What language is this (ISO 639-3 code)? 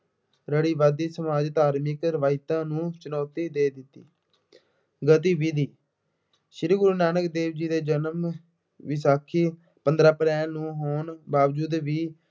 pan